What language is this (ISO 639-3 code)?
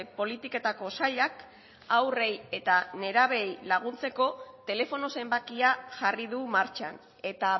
eus